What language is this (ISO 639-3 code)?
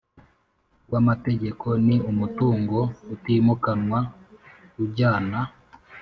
kin